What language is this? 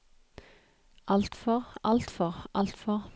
Norwegian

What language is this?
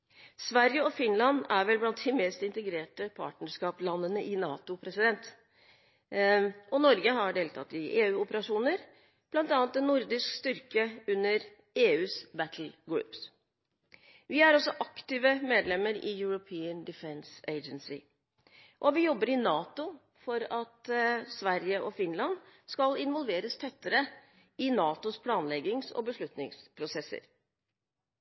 Norwegian Bokmål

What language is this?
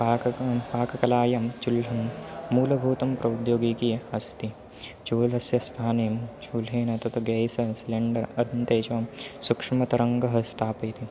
Sanskrit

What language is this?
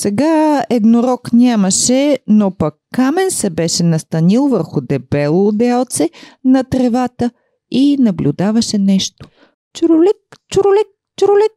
Bulgarian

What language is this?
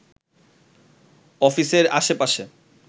Bangla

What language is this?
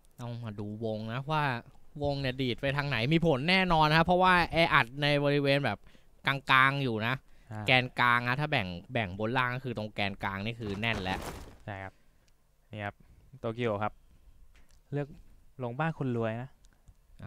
Thai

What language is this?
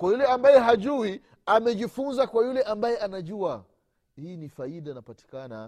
Swahili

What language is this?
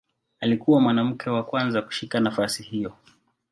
Swahili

